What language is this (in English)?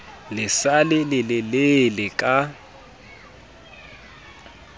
Southern Sotho